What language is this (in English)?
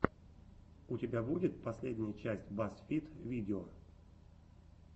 Russian